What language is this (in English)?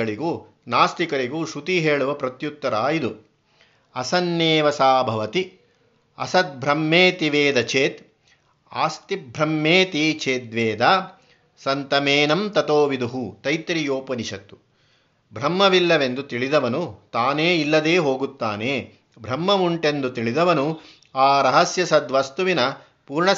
Kannada